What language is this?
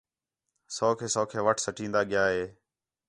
Khetrani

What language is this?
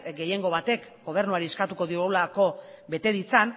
Basque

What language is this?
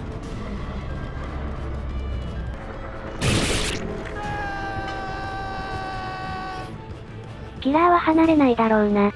Japanese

